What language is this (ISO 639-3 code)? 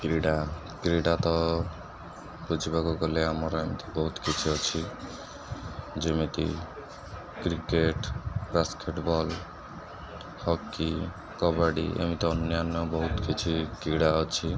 ori